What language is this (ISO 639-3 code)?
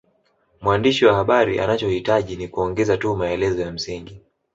swa